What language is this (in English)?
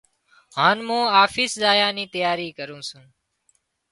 Wadiyara Koli